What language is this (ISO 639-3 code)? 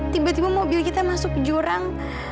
ind